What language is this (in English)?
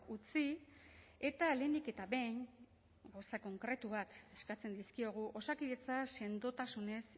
Basque